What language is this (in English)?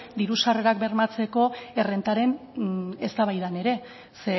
Basque